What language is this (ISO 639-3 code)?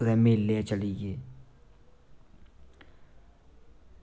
doi